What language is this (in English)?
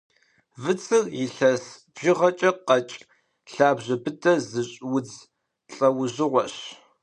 Kabardian